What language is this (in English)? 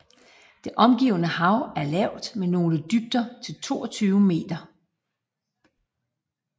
Danish